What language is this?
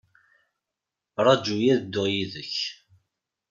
Kabyle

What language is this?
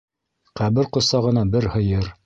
Bashkir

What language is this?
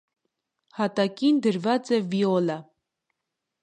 Armenian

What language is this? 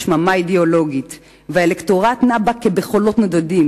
Hebrew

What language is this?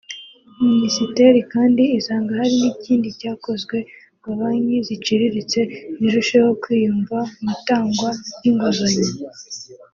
Kinyarwanda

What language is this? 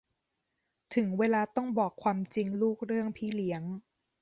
Thai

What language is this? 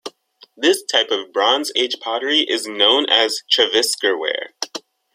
English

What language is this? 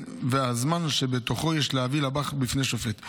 Hebrew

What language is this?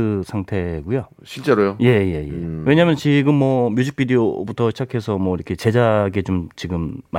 Korean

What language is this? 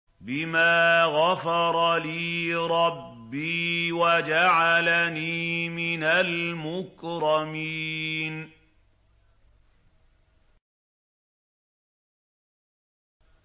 Arabic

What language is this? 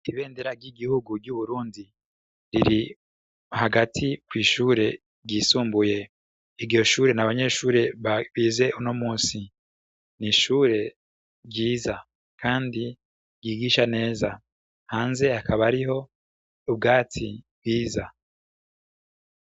Rundi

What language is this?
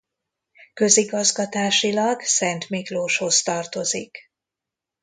Hungarian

